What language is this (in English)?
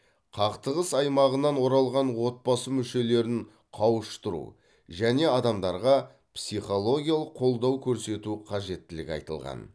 Kazakh